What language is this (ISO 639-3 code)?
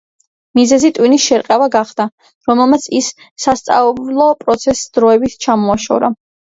kat